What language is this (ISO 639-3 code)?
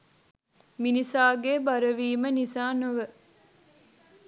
sin